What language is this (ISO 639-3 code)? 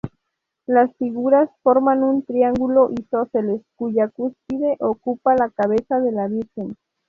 spa